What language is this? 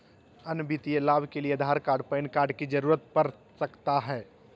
Magahi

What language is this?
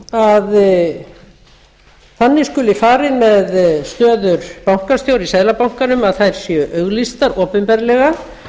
Icelandic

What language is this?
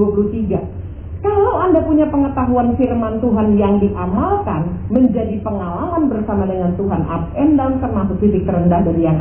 Indonesian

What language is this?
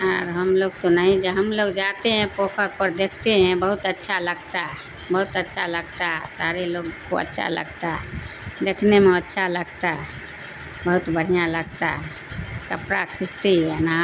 Urdu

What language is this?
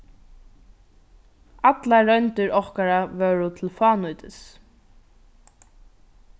Faroese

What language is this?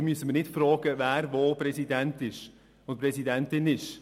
Swiss German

